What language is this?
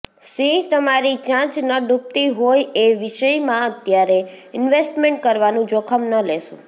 Gujarati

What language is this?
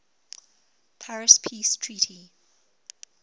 English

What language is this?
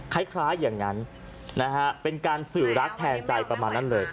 Thai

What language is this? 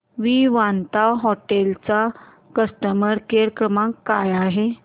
Marathi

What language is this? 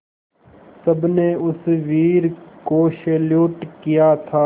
Hindi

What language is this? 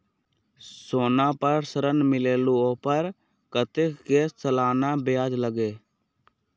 Magahi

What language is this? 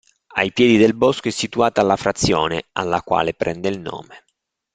Italian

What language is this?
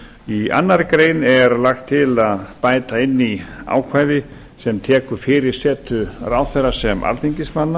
Icelandic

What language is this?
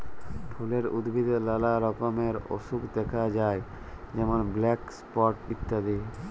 Bangla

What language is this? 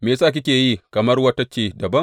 Hausa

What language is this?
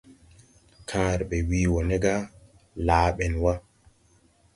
Tupuri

